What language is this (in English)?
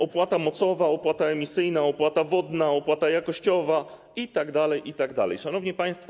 Polish